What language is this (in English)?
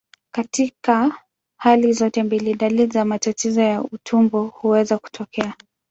Swahili